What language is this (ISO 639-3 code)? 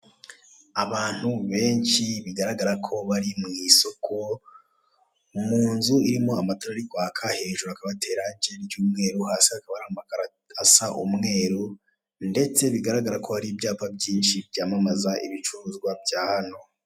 kin